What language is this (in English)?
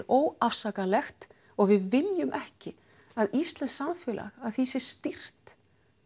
Icelandic